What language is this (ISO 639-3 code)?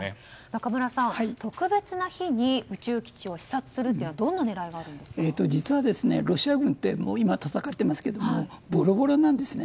jpn